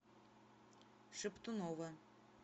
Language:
Russian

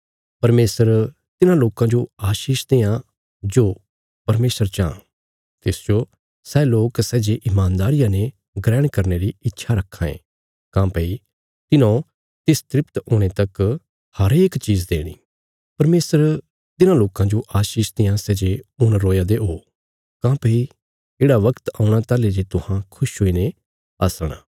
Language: Bilaspuri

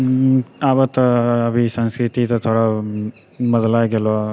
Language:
Maithili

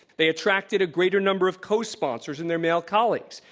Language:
English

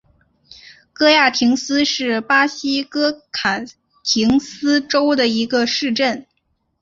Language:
Chinese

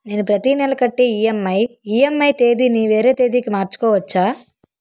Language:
Telugu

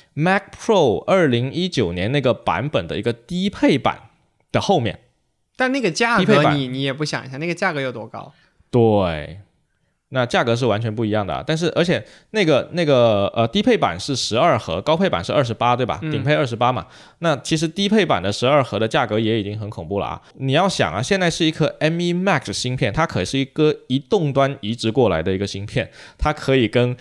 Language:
Chinese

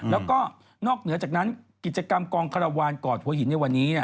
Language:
Thai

